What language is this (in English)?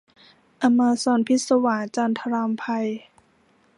Thai